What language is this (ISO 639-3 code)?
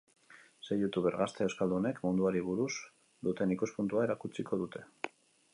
eus